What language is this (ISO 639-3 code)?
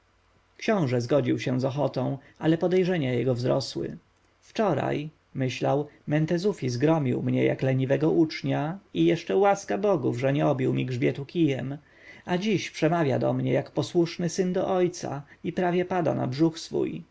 pol